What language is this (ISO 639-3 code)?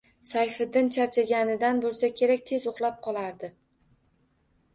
uzb